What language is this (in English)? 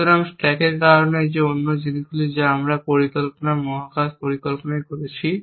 Bangla